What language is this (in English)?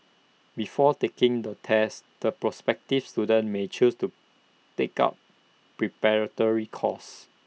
English